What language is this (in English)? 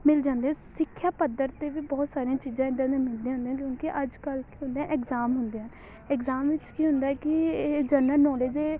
Punjabi